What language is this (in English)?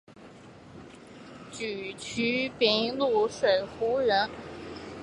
Chinese